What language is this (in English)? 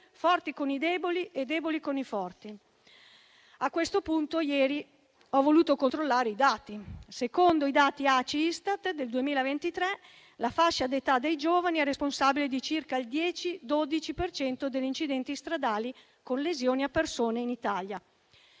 Italian